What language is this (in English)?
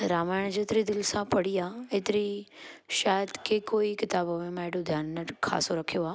Sindhi